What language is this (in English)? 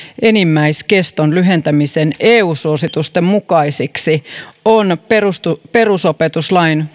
Finnish